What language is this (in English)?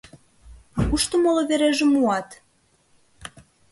Mari